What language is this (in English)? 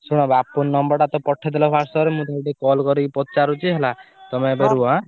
Odia